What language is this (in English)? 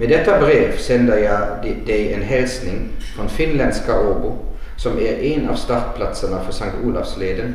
Swedish